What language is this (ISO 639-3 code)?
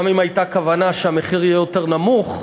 heb